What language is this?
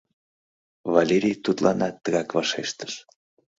Mari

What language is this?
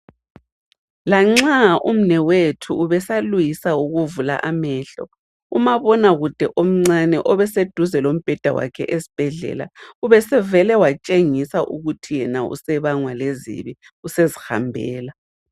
North Ndebele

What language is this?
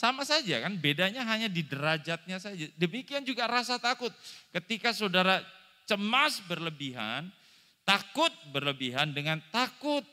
Indonesian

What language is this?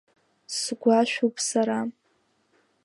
Abkhazian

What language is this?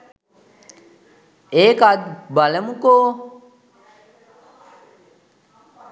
Sinhala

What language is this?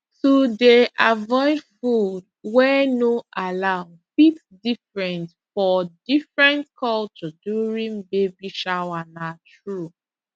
Nigerian Pidgin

